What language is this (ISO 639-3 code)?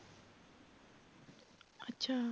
pan